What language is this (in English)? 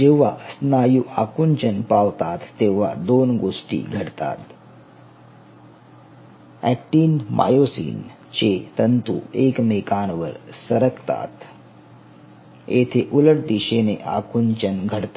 Marathi